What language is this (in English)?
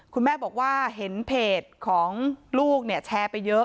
Thai